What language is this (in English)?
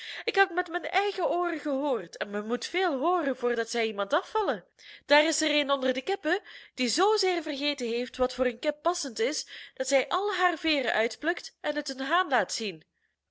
Dutch